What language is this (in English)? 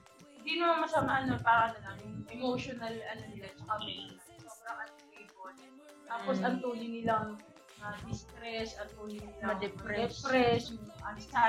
Filipino